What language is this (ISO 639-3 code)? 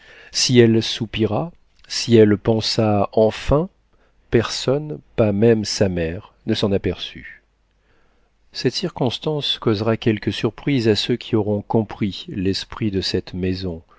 fra